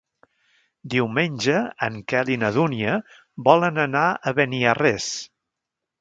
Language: Catalan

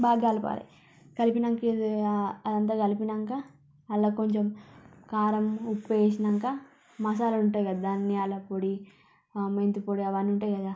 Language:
Telugu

